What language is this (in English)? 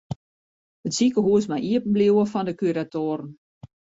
Western Frisian